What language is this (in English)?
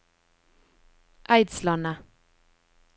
Norwegian